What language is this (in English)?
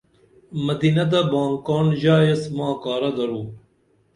Dameli